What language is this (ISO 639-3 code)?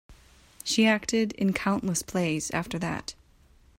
eng